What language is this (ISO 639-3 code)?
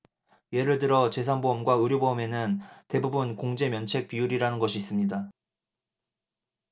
kor